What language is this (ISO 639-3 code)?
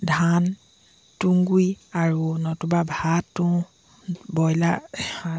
asm